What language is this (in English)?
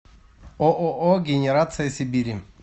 Russian